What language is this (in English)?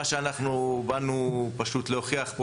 Hebrew